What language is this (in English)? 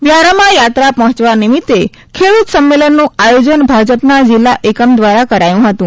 Gujarati